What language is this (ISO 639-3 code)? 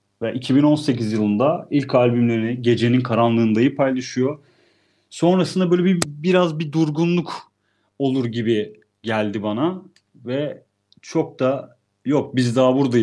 tur